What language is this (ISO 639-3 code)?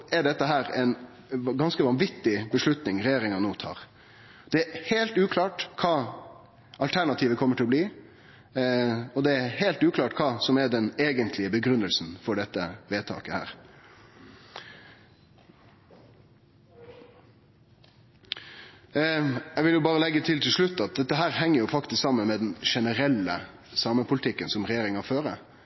nno